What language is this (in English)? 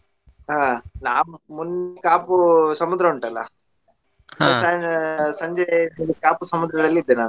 Kannada